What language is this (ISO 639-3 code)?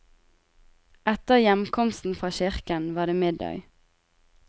nor